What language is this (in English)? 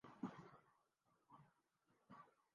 Urdu